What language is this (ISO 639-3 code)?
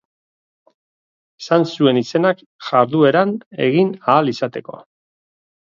eus